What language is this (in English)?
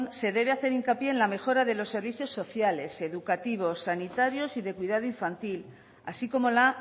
Spanish